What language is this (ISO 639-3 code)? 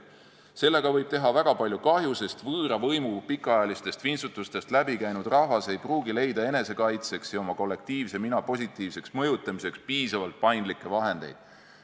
est